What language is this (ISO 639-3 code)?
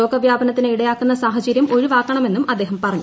mal